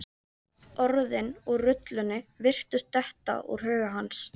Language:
Icelandic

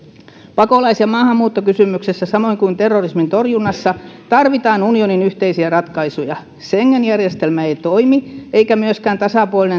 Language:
Finnish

